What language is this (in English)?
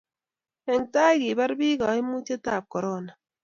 Kalenjin